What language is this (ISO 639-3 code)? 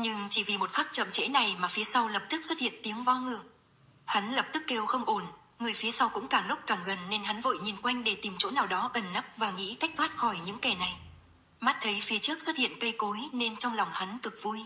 vie